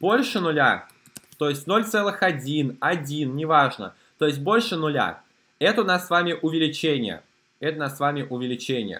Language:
Russian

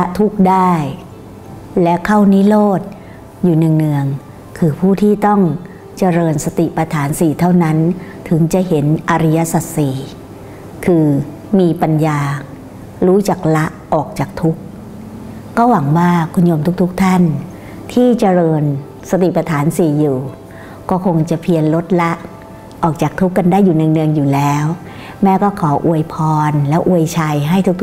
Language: Thai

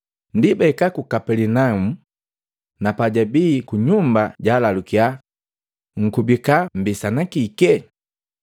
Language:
Matengo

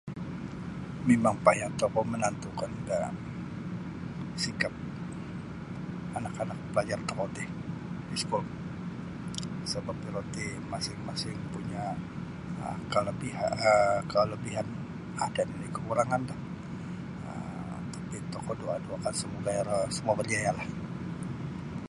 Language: Sabah Bisaya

